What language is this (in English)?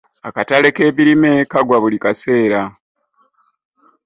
Ganda